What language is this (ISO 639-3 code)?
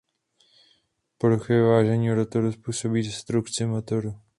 ces